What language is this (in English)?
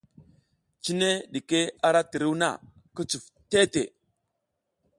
South Giziga